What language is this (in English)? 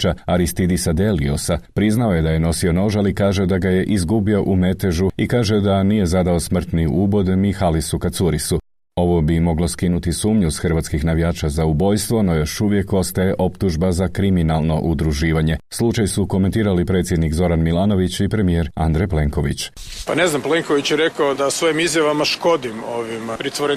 Croatian